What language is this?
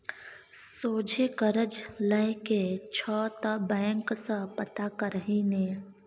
Maithili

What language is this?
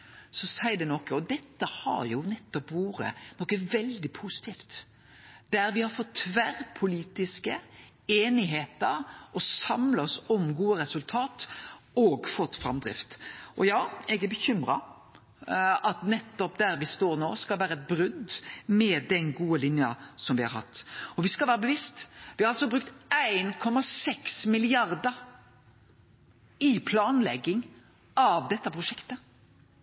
Norwegian Nynorsk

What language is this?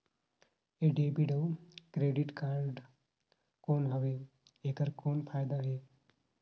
Chhattisgarhi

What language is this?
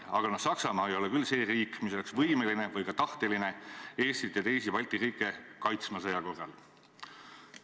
Estonian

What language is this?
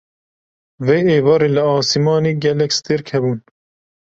Kurdish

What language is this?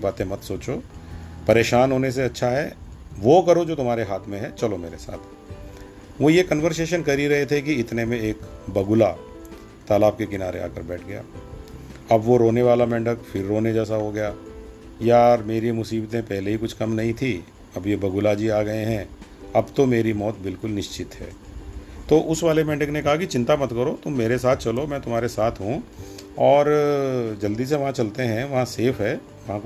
Hindi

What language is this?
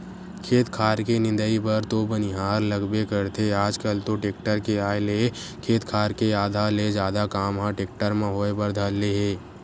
Chhattisgarhi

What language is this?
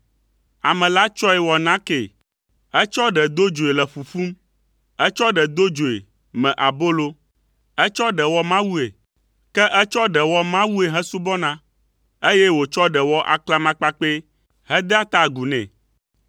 Ewe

